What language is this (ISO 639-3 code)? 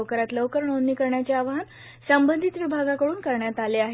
mar